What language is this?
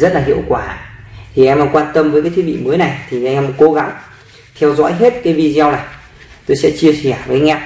Vietnamese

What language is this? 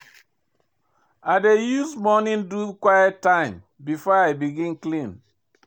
Nigerian Pidgin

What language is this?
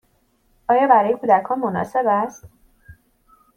Persian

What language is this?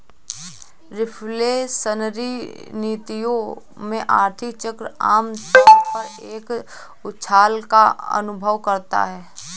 Hindi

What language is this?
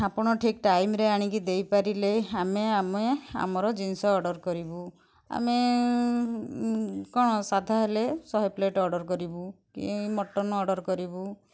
Odia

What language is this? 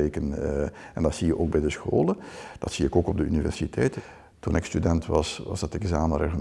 Dutch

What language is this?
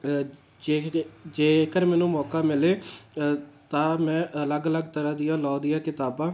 Punjabi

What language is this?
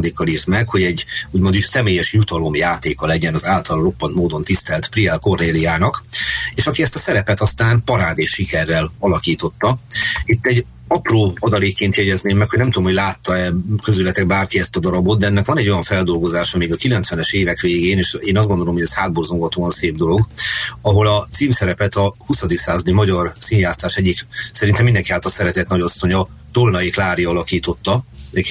Hungarian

